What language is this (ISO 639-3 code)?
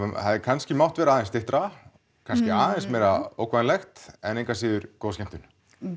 isl